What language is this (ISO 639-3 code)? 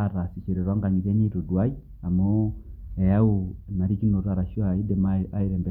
mas